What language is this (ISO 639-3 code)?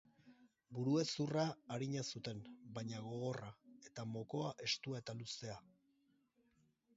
eus